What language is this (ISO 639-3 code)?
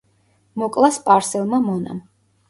kat